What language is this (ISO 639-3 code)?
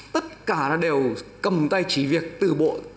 vie